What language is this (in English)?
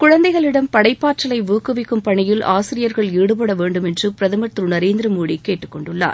Tamil